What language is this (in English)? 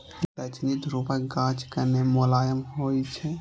Maithili